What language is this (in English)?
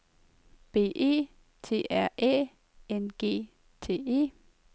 Danish